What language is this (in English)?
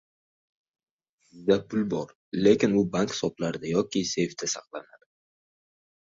Uzbek